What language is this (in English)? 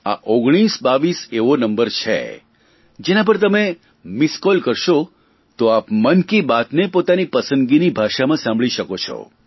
Gujarati